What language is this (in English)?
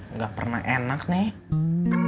Indonesian